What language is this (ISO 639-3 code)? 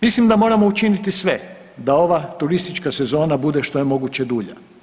hrv